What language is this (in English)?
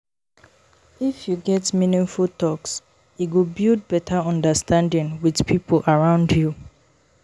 Nigerian Pidgin